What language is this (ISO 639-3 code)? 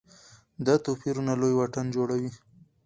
pus